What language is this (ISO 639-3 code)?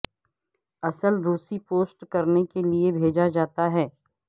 urd